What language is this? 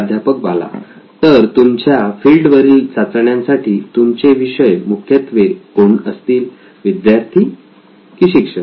Marathi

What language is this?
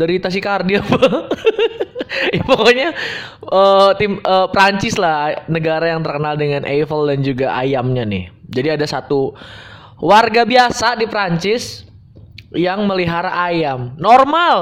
Indonesian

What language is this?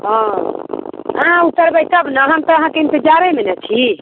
Maithili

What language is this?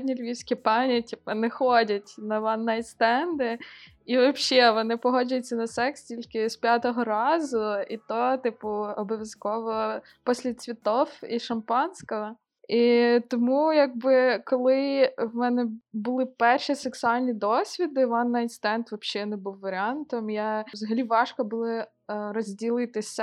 Russian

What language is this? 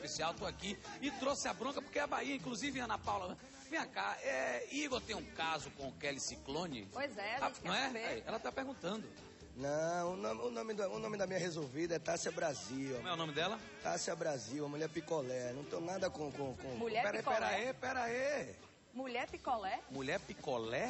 Portuguese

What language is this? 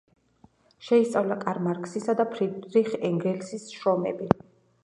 Georgian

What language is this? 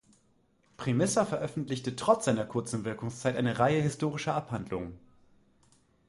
German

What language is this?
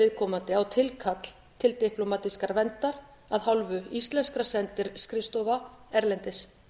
Icelandic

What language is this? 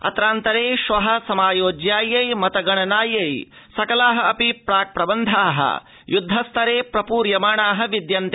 Sanskrit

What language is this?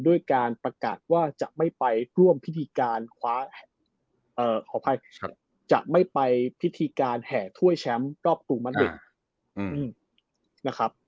Thai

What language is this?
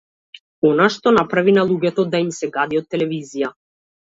Macedonian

